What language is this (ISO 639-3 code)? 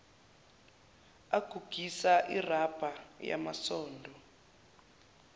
zul